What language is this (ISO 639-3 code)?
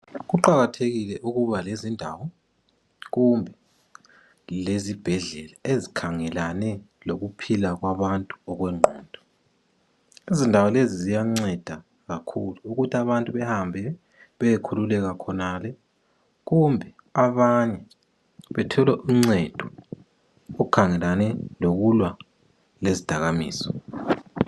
nde